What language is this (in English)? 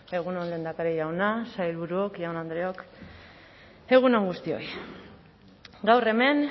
Basque